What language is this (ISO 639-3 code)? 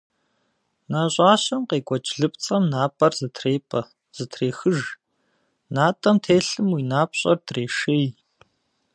kbd